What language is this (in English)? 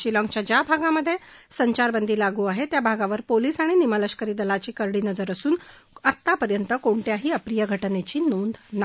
Marathi